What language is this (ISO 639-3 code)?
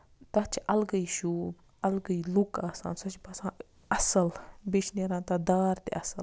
kas